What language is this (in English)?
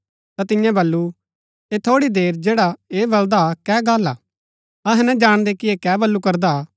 Gaddi